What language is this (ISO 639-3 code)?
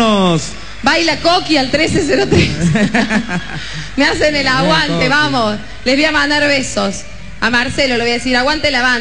spa